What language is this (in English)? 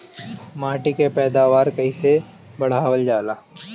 Bhojpuri